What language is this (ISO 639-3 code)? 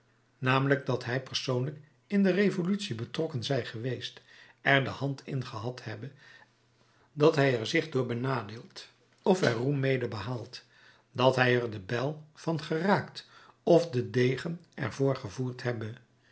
nld